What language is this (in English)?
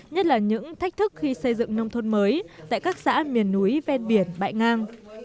Vietnamese